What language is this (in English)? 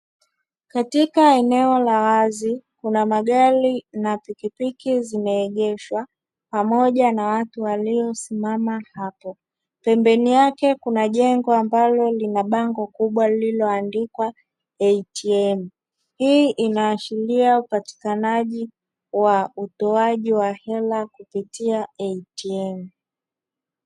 Swahili